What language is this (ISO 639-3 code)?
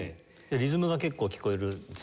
jpn